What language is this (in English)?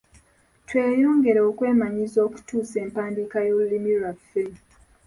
Ganda